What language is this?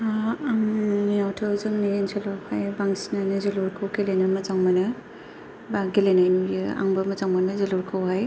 Bodo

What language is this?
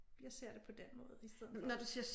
Danish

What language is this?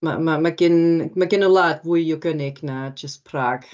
Welsh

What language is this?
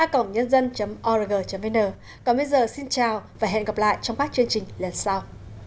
Vietnamese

